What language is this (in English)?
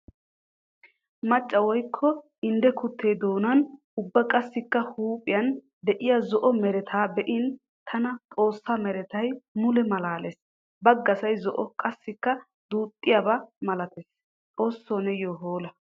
Wolaytta